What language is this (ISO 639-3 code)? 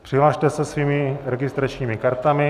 ces